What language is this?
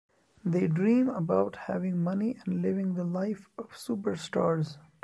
English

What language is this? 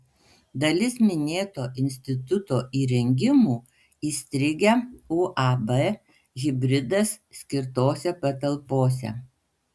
Lithuanian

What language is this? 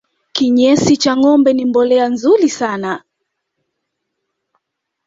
Swahili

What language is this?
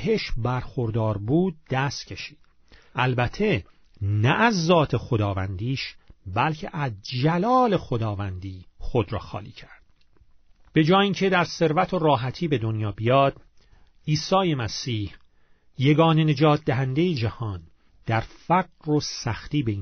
Persian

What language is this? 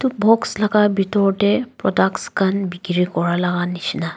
Naga Pidgin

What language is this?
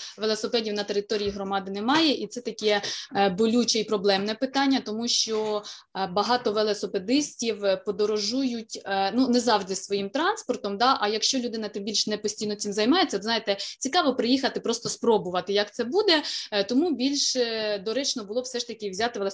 Ukrainian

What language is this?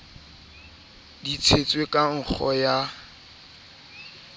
Southern Sotho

